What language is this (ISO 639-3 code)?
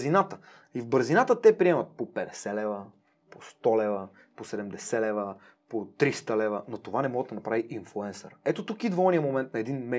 bul